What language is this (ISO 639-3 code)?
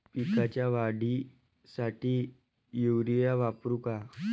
mar